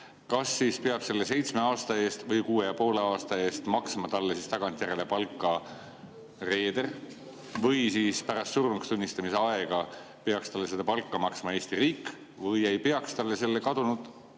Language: Estonian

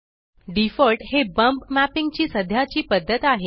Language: Marathi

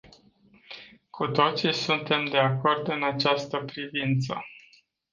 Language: Romanian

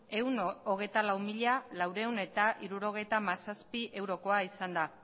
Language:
Basque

